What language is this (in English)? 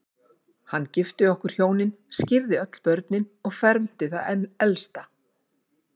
Icelandic